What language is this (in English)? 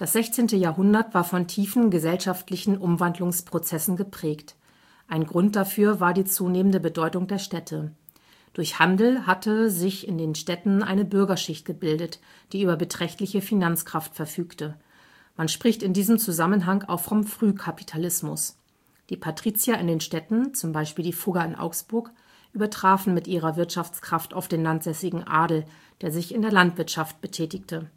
German